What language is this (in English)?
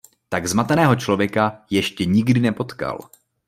Czech